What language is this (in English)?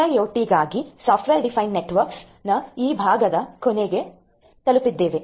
Kannada